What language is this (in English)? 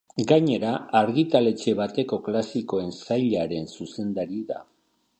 Basque